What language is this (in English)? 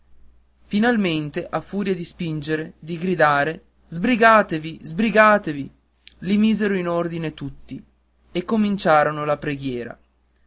Italian